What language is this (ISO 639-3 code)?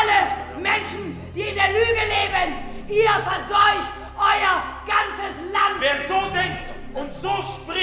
deu